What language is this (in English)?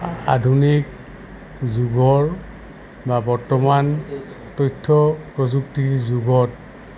Assamese